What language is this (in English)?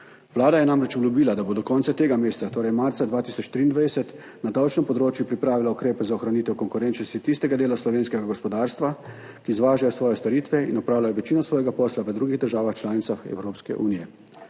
Slovenian